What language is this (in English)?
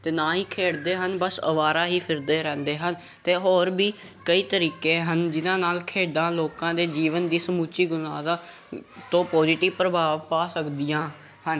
Punjabi